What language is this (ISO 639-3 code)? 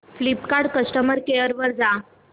mar